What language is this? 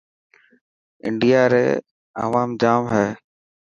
Dhatki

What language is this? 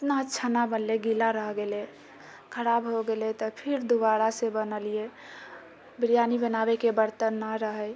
Maithili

